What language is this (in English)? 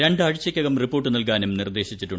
Malayalam